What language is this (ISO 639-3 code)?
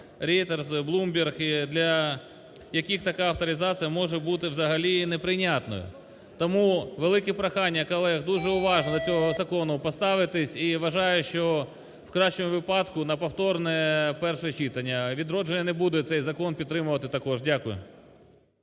ukr